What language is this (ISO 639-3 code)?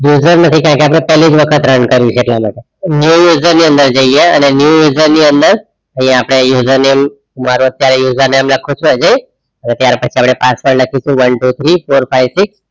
guj